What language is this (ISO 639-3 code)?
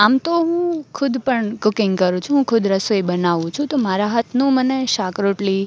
guj